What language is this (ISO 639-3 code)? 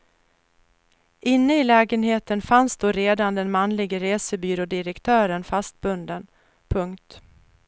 swe